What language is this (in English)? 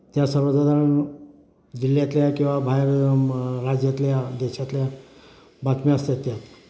Marathi